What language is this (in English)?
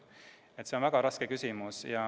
Estonian